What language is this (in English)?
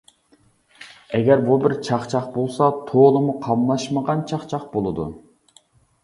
Uyghur